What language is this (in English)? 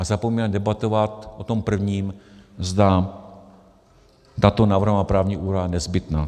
Czech